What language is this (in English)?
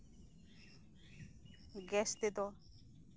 Santali